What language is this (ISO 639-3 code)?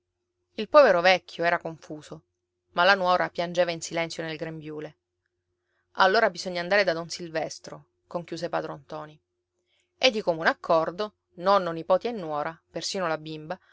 ita